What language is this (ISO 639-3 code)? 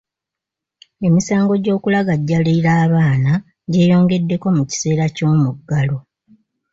lug